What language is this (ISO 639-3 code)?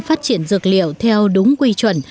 vie